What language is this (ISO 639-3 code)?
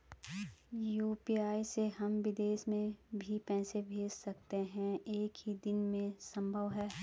hin